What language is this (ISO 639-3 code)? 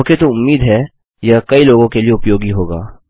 hin